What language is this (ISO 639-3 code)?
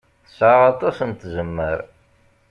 kab